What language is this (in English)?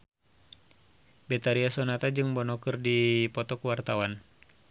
Sundanese